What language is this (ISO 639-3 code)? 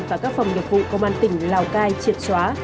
vie